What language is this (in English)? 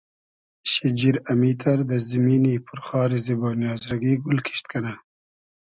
Hazaragi